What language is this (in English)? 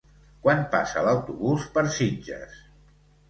Catalan